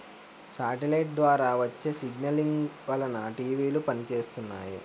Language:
Telugu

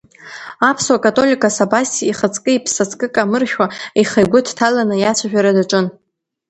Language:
Abkhazian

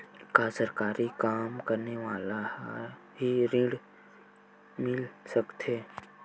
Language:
Chhattisgarhi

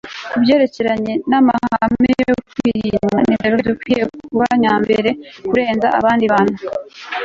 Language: Kinyarwanda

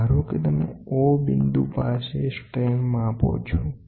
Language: Gujarati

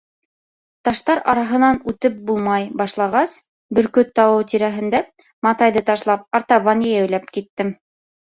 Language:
Bashkir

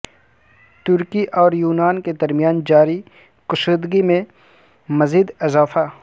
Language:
Urdu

